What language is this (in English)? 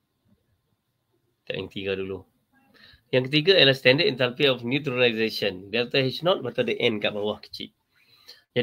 Malay